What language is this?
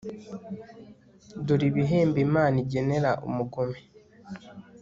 Kinyarwanda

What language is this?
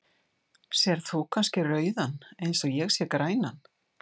Icelandic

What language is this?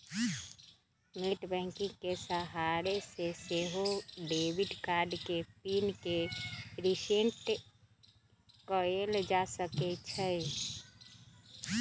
Magahi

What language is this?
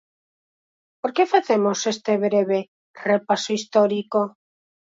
Galician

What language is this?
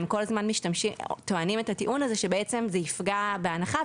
Hebrew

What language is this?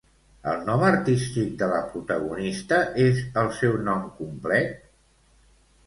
Catalan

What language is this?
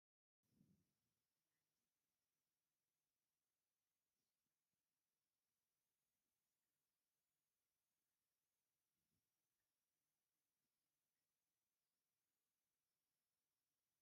Tigrinya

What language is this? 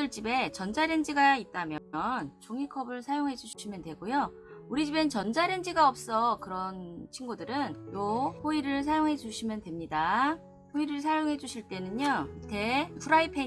Korean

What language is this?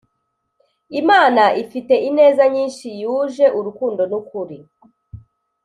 Kinyarwanda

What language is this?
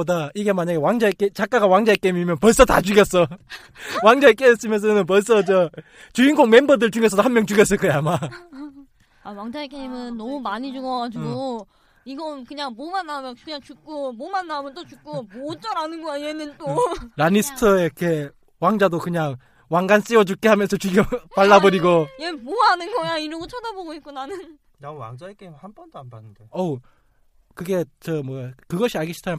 Korean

